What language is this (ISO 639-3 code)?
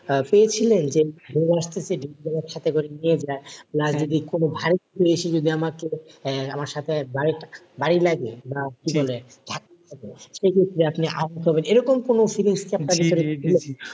ben